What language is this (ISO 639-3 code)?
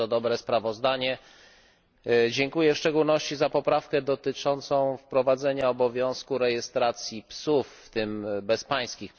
pol